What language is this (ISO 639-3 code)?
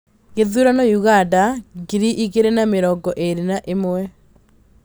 kik